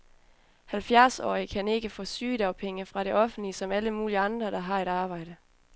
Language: Danish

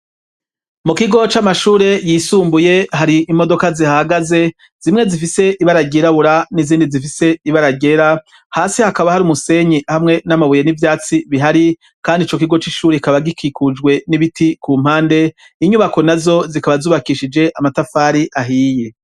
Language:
Rundi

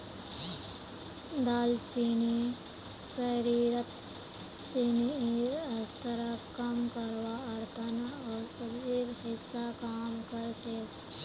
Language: Magahi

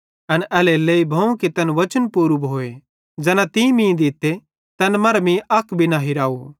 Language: Bhadrawahi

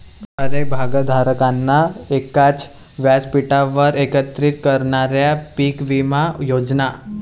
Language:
Marathi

